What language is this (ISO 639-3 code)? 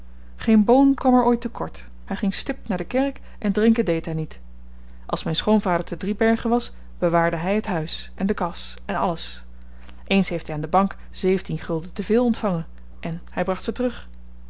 nld